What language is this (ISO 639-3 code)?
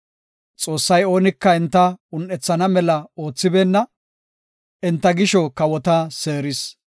gof